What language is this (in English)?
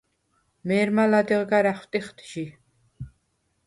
Svan